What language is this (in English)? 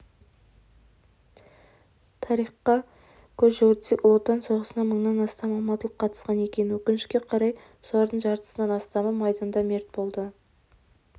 Kazakh